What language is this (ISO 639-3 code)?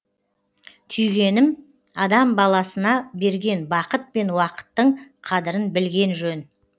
kaz